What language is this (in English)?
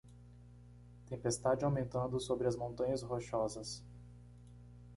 Portuguese